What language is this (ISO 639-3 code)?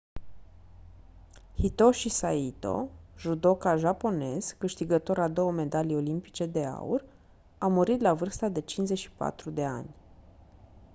ron